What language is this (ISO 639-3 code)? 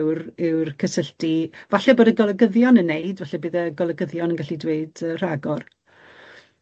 cym